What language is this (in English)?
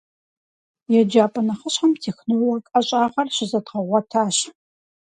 Kabardian